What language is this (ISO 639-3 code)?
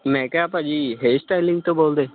pan